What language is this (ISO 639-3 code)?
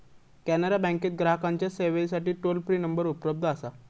mar